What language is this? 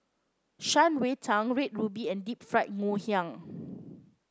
English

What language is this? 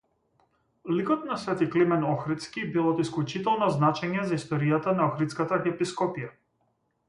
Macedonian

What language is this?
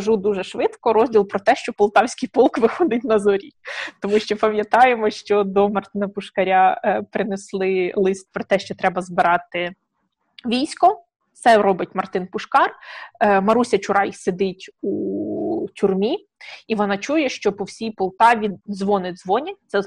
Ukrainian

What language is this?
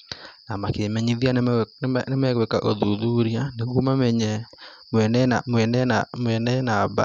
Kikuyu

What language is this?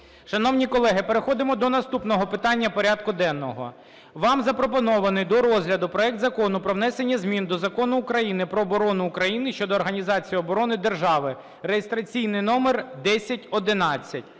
Ukrainian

